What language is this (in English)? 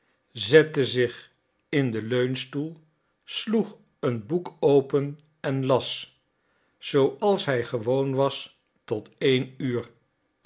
Dutch